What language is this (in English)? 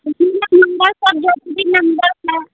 Hindi